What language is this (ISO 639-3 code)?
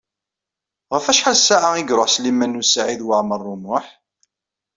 kab